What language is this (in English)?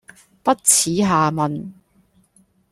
Cantonese